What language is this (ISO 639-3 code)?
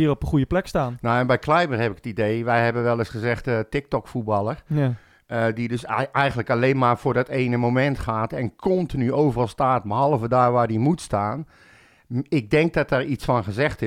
nld